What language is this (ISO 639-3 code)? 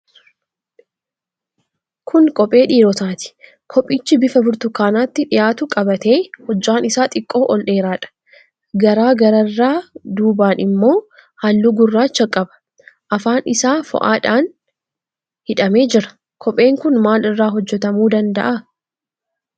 orm